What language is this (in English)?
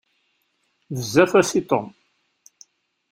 Kabyle